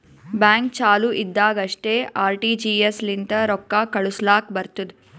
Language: Kannada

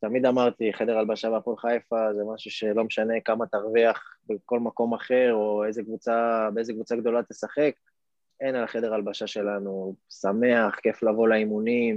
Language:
Hebrew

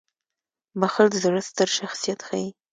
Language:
Pashto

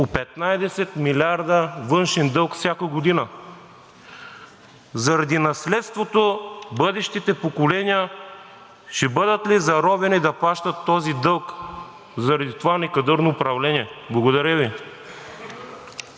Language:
Bulgarian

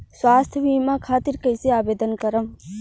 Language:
Bhojpuri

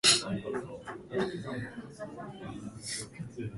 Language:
Japanese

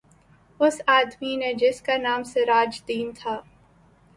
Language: Urdu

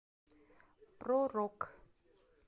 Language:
Russian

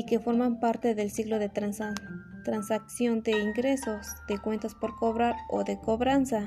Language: Spanish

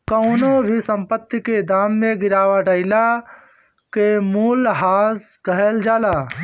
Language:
Bhojpuri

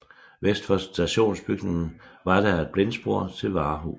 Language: Danish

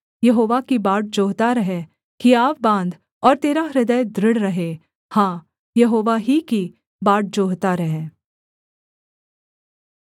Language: Hindi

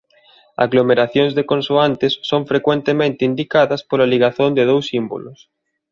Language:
Galician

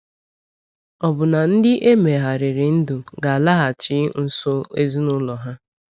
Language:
Igbo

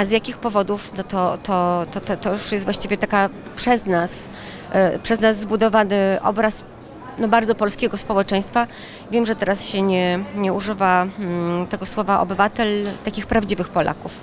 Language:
Polish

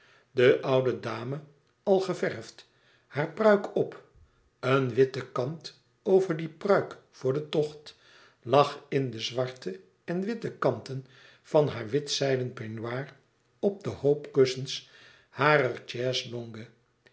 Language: Dutch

